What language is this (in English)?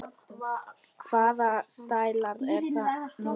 Icelandic